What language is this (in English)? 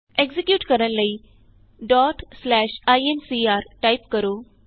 Punjabi